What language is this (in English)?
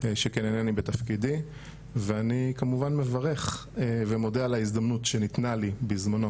Hebrew